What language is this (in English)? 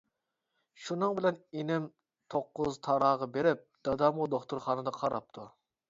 Uyghur